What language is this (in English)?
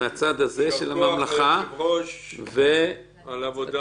Hebrew